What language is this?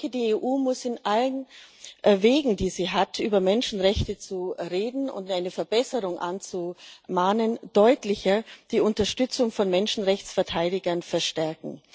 German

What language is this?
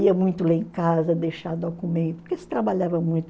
Portuguese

